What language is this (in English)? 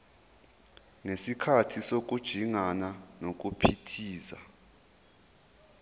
Zulu